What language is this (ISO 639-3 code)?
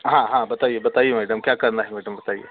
hin